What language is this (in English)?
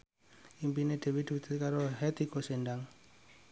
Javanese